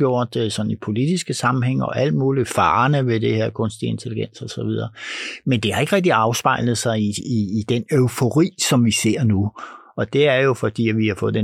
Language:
Danish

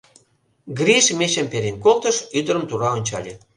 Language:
Mari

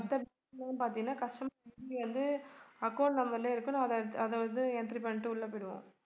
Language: Tamil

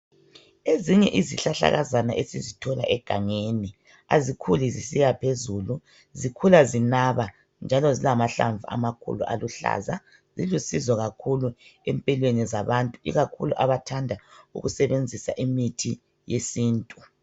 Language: North Ndebele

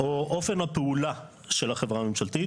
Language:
Hebrew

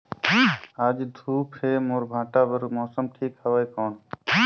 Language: Chhattisgarhi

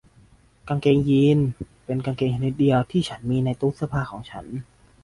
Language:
Thai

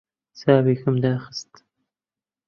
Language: Central Kurdish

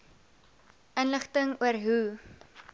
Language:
Afrikaans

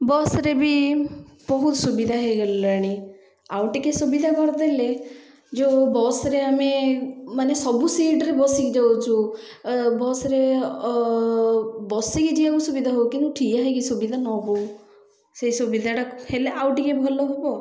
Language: Odia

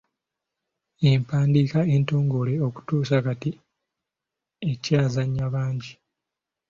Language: Ganda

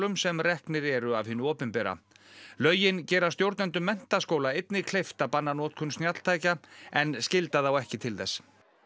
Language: Icelandic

